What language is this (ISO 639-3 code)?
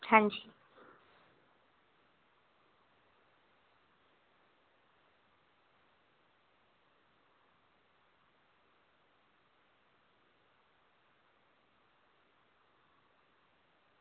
doi